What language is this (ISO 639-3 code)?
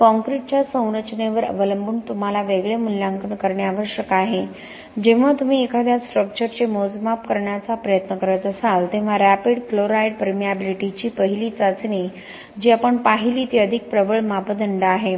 mar